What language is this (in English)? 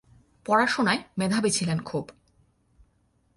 Bangla